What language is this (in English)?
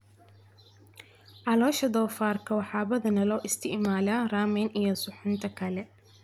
Somali